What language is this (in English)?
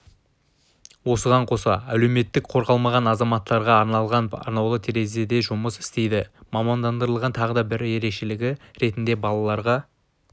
Kazakh